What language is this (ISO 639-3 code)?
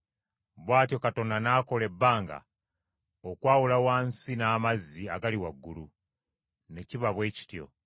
lug